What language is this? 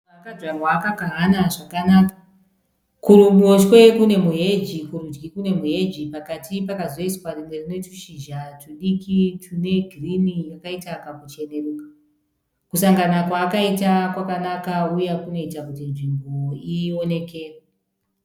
Shona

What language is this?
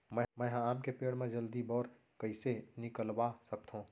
Chhattisgarhi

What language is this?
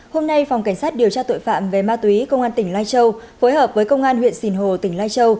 Vietnamese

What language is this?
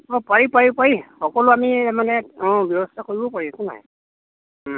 Assamese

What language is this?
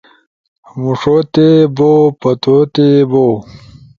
Ushojo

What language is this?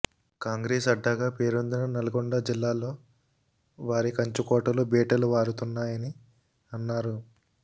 Telugu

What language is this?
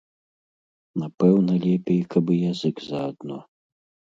Belarusian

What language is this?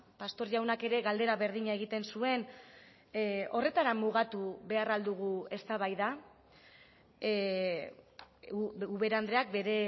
Basque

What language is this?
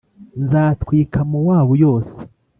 Kinyarwanda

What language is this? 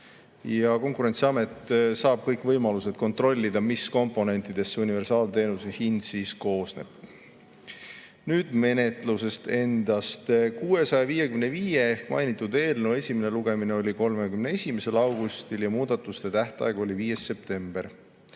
Estonian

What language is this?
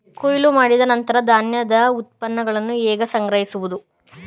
Kannada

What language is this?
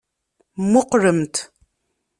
Kabyle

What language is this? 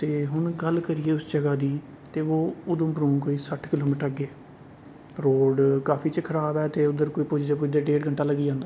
Dogri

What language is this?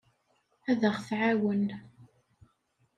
Kabyle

